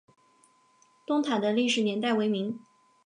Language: Chinese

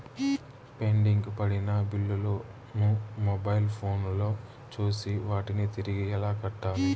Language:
Telugu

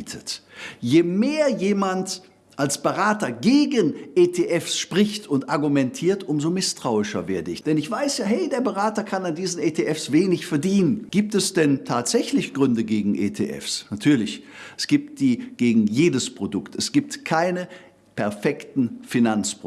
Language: German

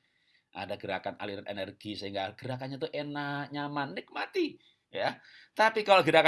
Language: Indonesian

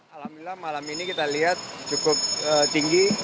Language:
Indonesian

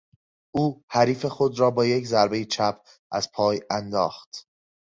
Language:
Persian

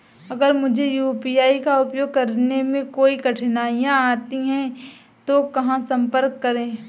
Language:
Hindi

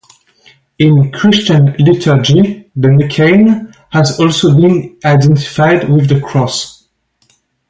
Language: English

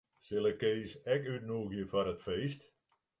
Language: Western Frisian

